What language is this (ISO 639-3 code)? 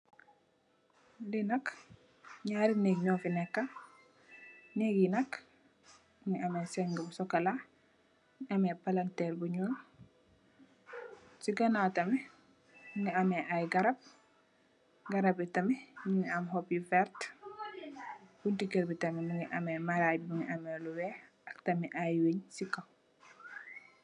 wol